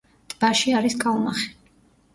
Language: Georgian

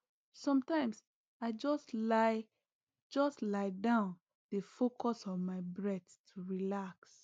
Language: Nigerian Pidgin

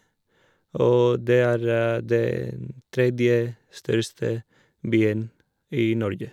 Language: Norwegian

